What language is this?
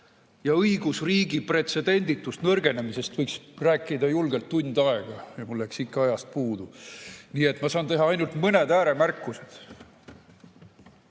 Estonian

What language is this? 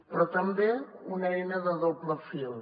Catalan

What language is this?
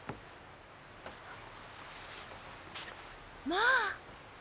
Japanese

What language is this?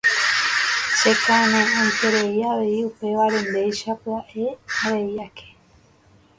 Guarani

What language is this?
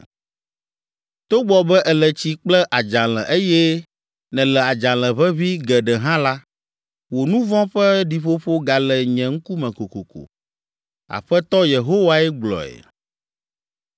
Ewe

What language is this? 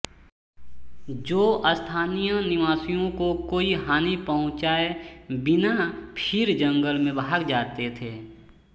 Hindi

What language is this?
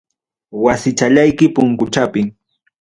Ayacucho Quechua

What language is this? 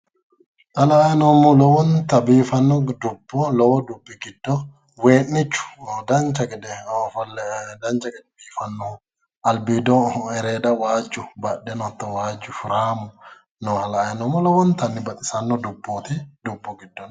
Sidamo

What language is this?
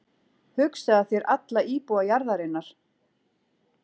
Icelandic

